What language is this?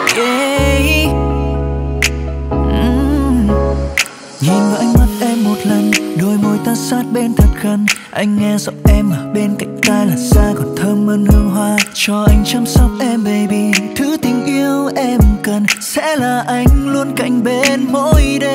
Vietnamese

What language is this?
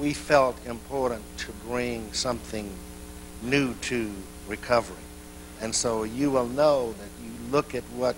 English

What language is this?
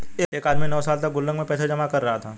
Hindi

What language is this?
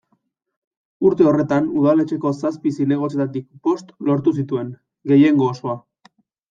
Basque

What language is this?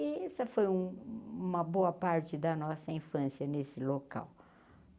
Portuguese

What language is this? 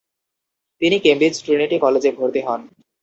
Bangla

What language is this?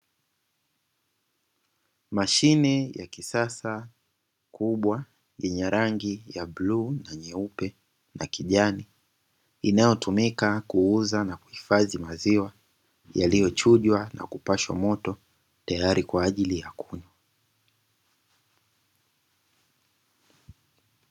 Swahili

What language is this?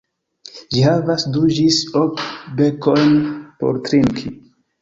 Esperanto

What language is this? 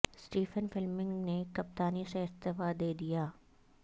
Urdu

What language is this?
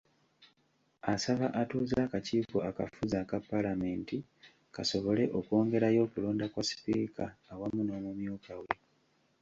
Ganda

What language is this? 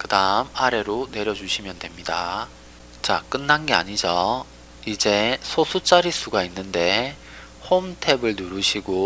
Korean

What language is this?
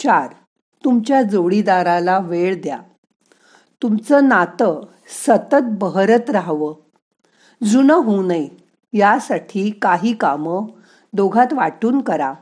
Marathi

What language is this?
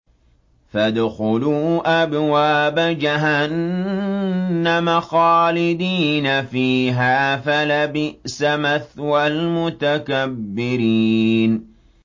Arabic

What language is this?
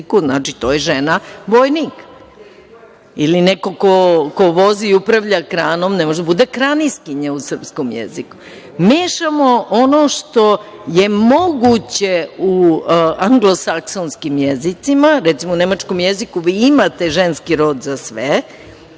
Serbian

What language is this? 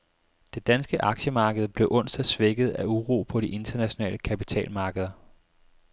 Danish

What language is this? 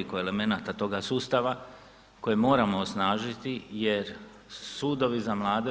Croatian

